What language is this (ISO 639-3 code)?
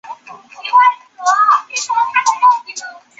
zho